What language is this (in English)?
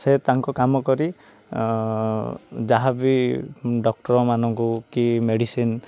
Odia